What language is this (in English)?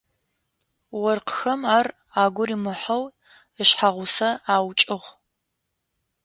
Adyghe